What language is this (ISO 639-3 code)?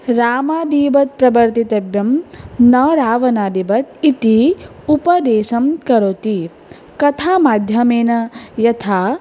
san